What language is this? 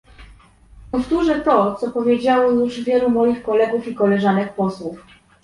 Polish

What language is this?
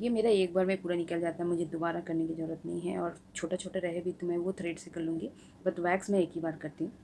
Hindi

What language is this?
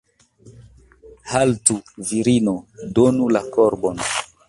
Esperanto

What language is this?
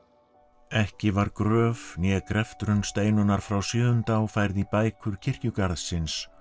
Icelandic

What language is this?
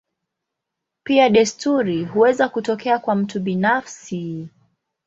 Swahili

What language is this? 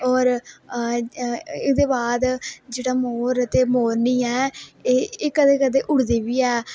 Dogri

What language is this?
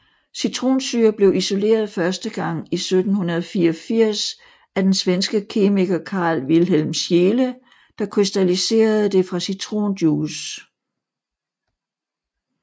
Danish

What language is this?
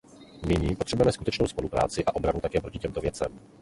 Czech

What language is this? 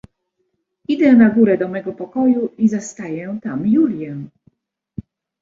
Polish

